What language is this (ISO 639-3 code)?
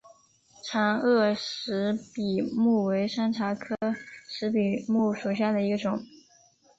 zho